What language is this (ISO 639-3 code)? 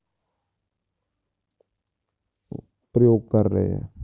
pan